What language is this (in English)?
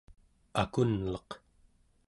Central Yupik